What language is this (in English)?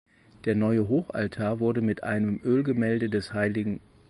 German